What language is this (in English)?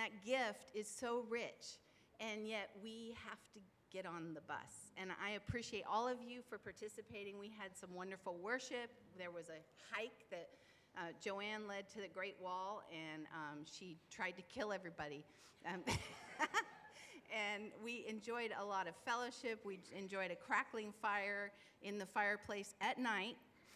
English